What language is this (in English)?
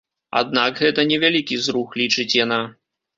Belarusian